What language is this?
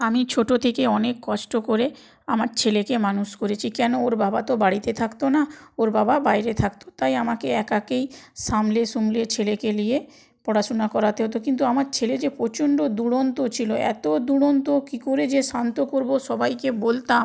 Bangla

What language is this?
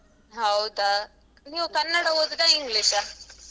Kannada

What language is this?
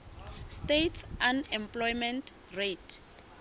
Southern Sotho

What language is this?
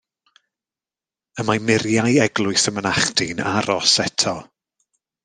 Welsh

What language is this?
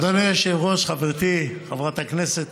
Hebrew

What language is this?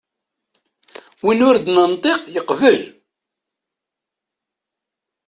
Kabyle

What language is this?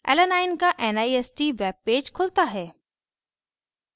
Hindi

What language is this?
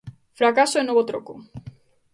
Galician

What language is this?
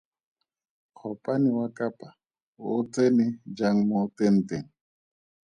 Tswana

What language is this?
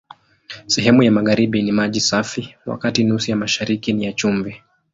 Swahili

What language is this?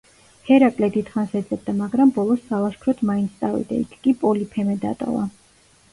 Georgian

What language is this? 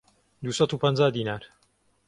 Central Kurdish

